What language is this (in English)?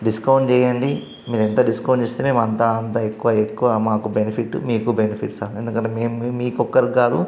Telugu